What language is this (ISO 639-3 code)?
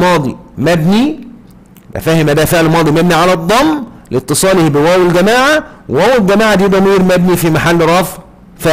ara